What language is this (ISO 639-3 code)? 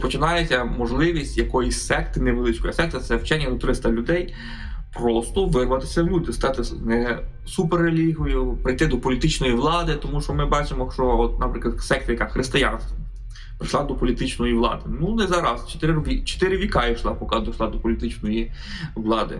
ukr